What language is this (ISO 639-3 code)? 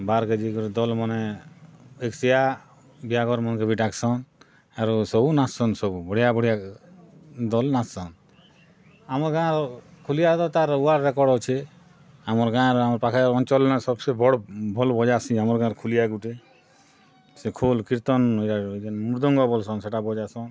ori